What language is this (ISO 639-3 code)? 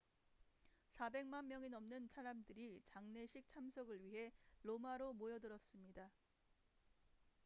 kor